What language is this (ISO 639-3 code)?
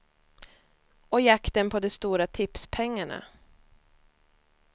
swe